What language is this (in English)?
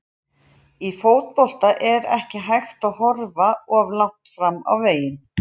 Icelandic